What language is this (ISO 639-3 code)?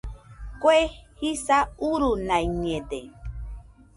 hux